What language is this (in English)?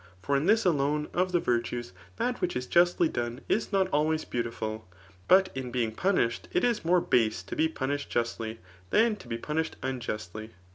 English